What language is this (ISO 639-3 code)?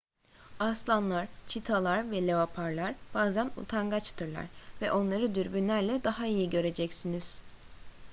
tur